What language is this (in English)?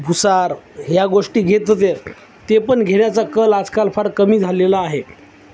Marathi